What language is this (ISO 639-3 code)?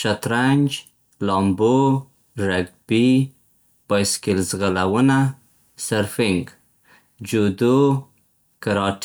pst